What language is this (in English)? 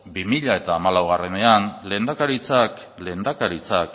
Basque